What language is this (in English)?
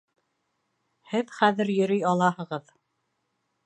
Bashkir